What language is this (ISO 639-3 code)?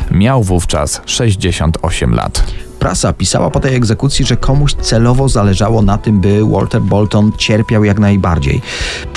pol